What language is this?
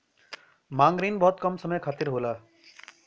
Bhojpuri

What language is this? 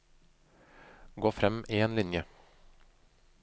Norwegian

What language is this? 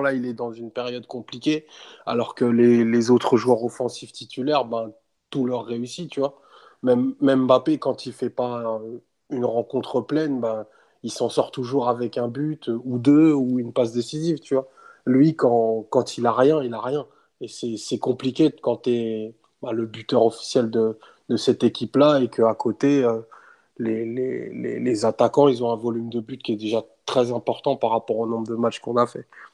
French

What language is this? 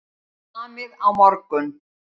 Icelandic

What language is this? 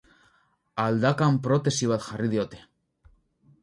Basque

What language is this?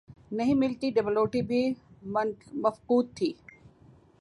Urdu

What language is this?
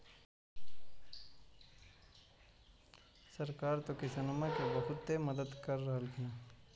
Magahi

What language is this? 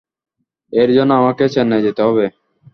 Bangla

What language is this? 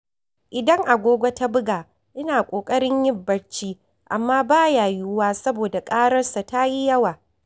Hausa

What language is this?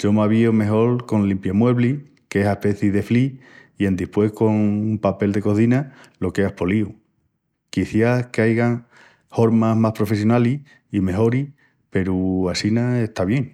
Extremaduran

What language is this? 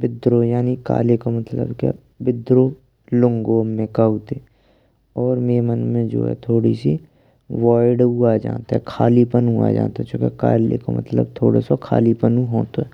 Braj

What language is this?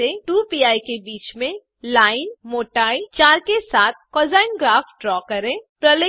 Hindi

